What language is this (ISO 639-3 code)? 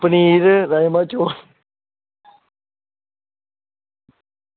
doi